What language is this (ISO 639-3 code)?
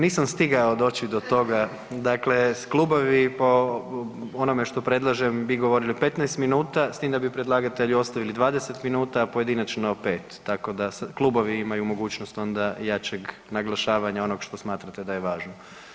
hrv